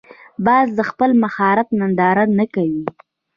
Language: Pashto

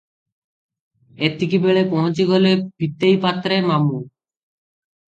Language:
Odia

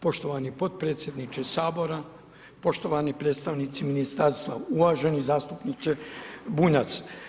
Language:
Croatian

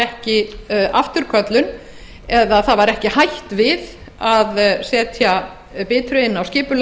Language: Icelandic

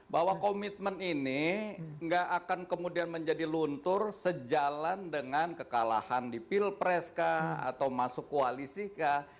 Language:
Indonesian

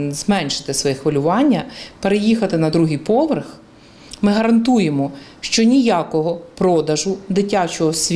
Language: Ukrainian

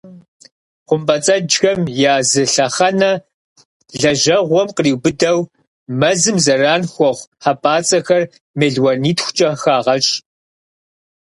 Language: Kabardian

